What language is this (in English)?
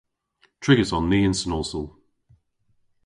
Cornish